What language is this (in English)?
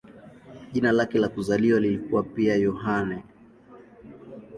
Swahili